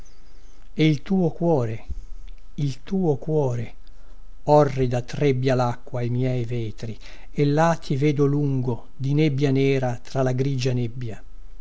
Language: Italian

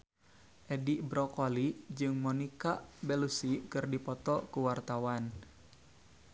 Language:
Sundanese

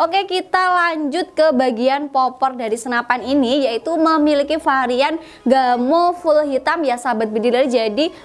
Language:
Indonesian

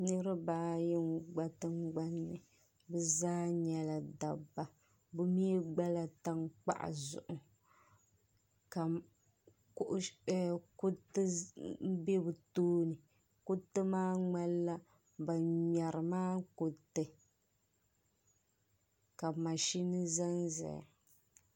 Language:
Dagbani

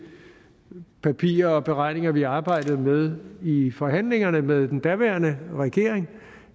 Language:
Danish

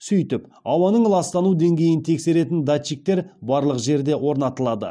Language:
Kazakh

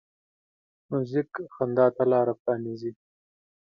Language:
Pashto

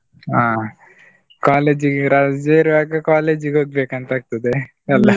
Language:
Kannada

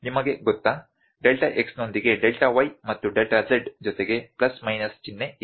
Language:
Kannada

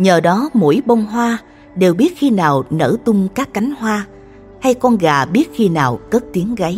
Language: Vietnamese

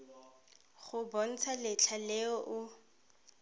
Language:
Tswana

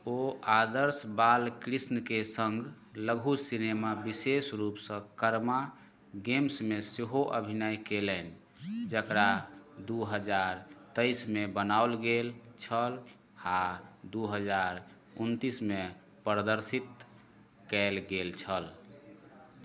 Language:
Maithili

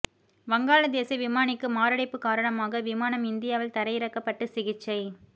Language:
Tamil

